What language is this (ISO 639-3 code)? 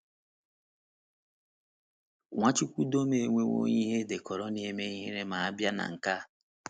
ibo